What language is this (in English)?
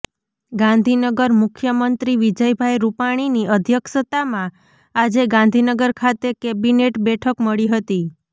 Gujarati